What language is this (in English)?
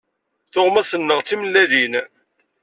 Kabyle